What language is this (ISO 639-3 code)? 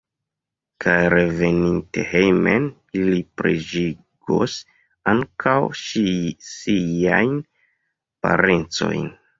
epo